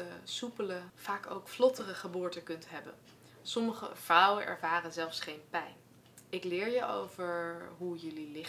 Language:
Dutch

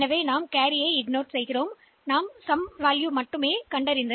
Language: Tamil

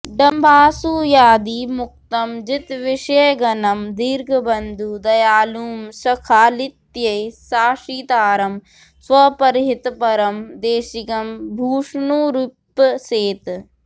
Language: Sanskrit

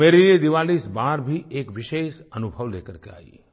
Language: Hindi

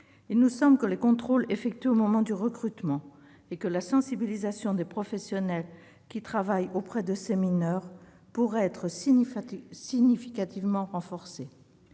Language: French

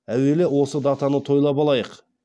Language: Kazakh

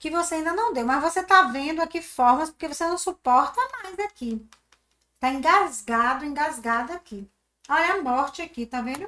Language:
Portuguese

